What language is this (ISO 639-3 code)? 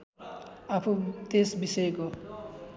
nep